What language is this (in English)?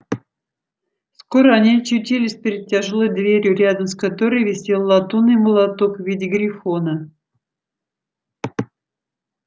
Russian